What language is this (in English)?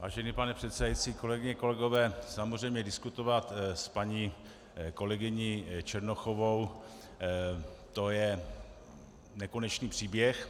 Czech